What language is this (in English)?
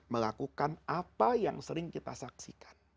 Indonesian